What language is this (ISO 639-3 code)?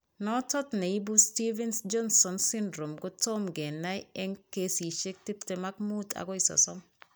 kln